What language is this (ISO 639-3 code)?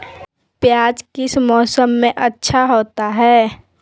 mag